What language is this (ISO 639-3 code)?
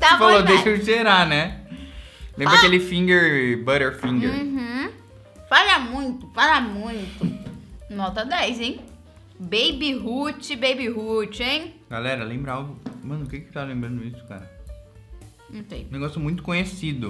por